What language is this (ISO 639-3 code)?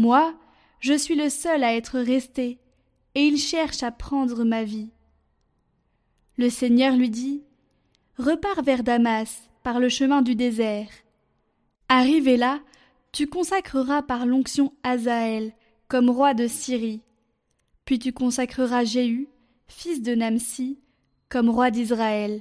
fra